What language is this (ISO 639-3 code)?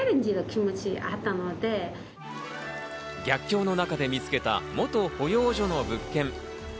jpn